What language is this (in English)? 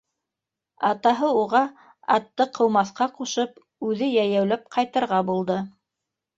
Bashkir